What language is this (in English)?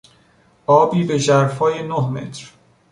Persian